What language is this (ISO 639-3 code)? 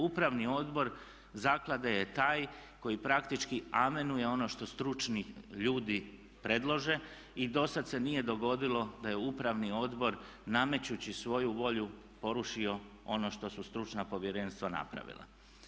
hrv